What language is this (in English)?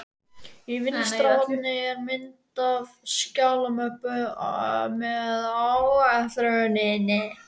Icelandic